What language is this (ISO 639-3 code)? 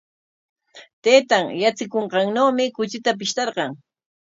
qwa